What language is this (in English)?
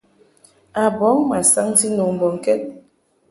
Mungaka